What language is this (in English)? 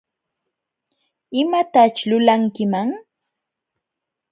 Jauja Wanca Quechua